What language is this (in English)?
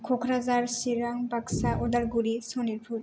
Bodo